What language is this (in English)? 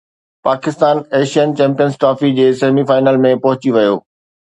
Sindhi